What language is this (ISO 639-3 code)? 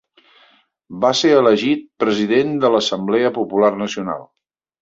cat